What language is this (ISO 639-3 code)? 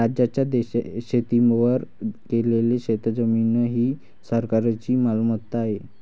mar